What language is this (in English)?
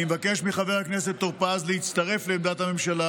Hebrew